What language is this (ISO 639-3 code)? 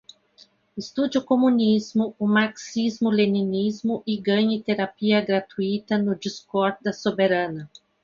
por